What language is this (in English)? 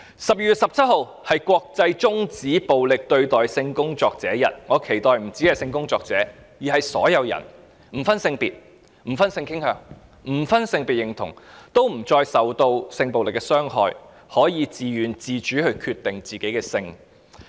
Cantonese